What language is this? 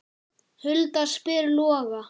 Icelandic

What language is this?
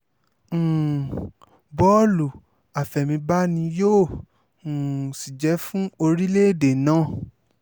Yoruba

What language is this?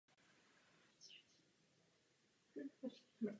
Czech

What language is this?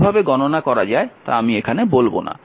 Bangla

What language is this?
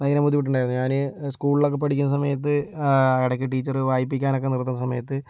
Malayalam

